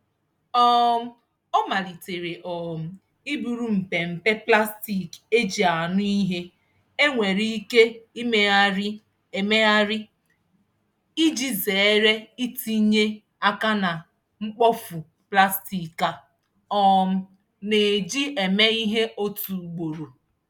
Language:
Igbo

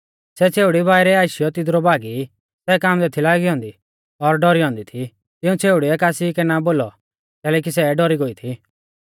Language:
Mahasu Pahari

